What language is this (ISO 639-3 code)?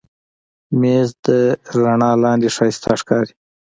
pus